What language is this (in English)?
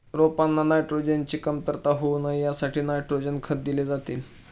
Marathi